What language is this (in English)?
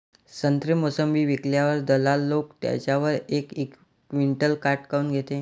Marathi